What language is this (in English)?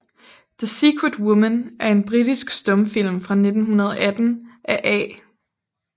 Danish